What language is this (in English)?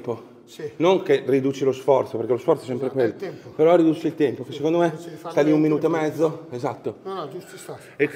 Italian